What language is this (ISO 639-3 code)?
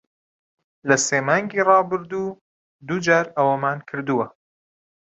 ckb